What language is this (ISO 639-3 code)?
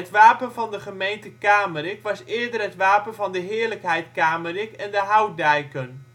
nld